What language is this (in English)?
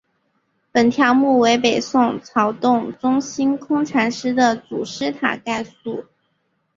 Chinese